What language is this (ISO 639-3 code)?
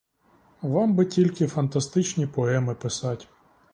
ukr